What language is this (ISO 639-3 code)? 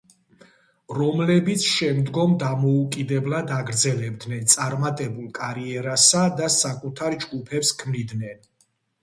kat